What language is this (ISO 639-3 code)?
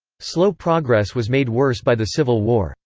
eng